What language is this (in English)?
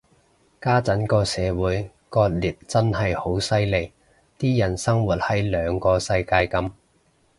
Cantonese